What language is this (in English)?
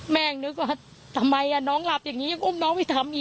Thai